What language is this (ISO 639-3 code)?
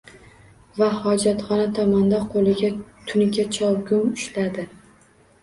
uzb